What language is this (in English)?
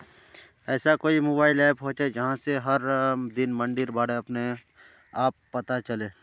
Magahi